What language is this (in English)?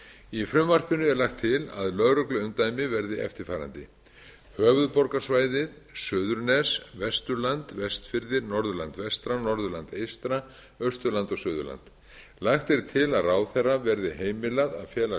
Icelandic